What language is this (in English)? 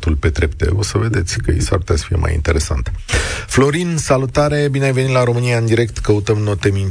Romanian